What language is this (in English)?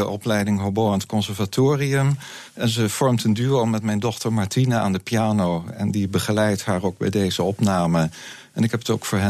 Dutch